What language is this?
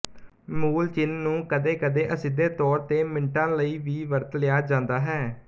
Punjabi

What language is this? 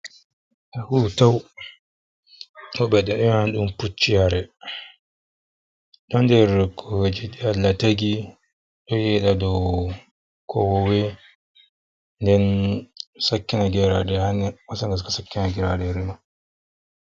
Fula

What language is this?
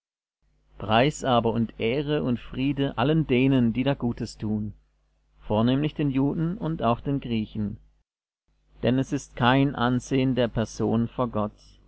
German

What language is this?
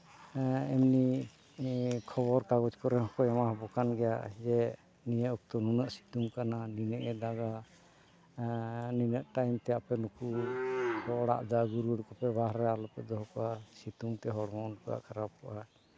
Santali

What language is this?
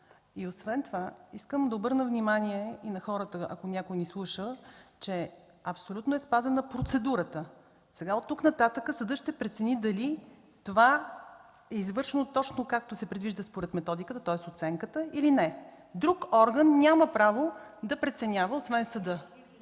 Bulgarian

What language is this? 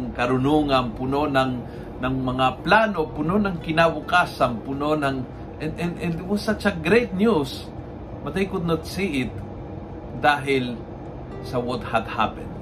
Filipino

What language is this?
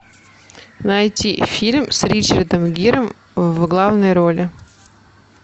Russian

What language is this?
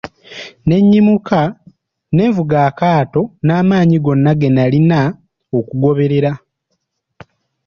Ganda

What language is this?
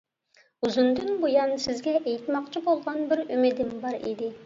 Uyghur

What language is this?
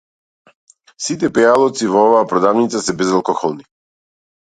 Macedonian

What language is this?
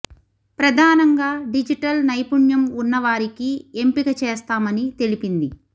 Telugu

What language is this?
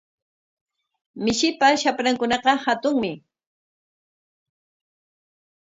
Corongo Ancash Quechua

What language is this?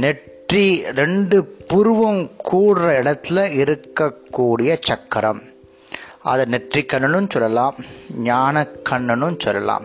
Tamil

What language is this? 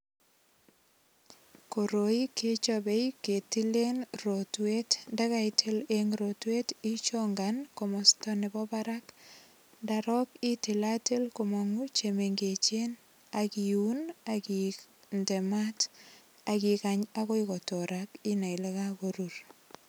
Kalenjin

